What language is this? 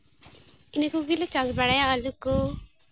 Santali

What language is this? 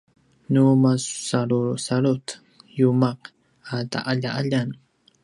Paiwan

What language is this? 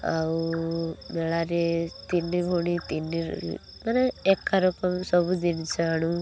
Odia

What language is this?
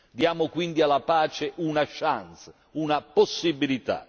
Italian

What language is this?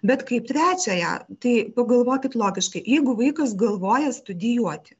Lithuanian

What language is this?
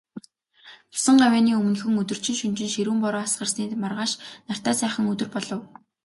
Mongolian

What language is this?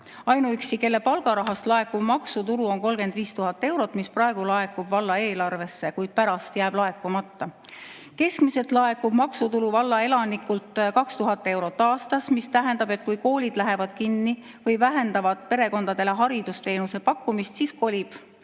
Estonian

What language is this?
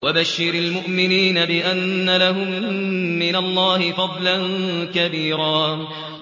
Arabic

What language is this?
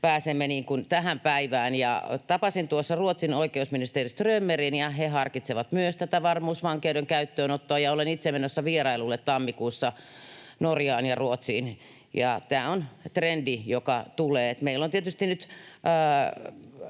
Finnish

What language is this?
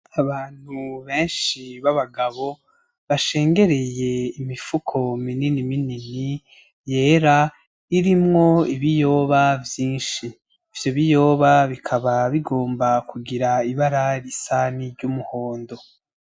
Rundi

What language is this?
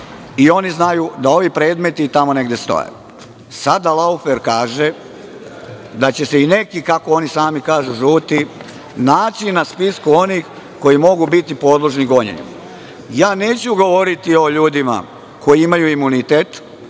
Serbian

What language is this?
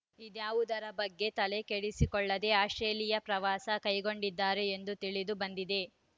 Kannada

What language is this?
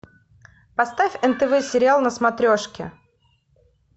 Russian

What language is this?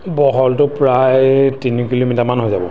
Assamese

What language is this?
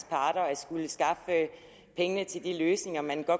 Danish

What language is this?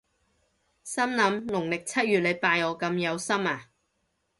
Cantonese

